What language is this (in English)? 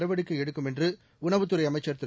Tamil